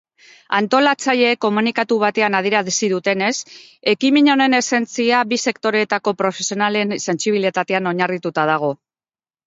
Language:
Basque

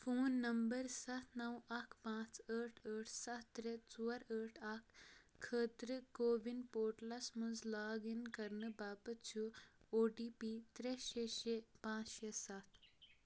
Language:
Kashmiri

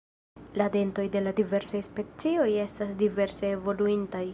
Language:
Esperanto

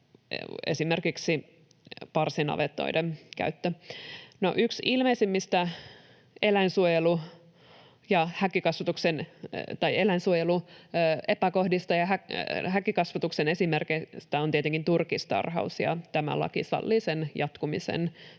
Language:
Finnish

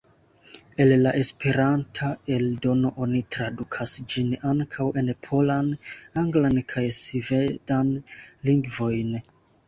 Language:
Esperanto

